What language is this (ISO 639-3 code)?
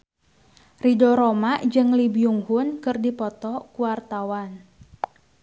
sun